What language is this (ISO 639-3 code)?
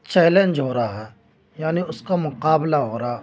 urd